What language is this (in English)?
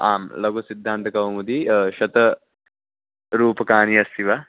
Sanskrit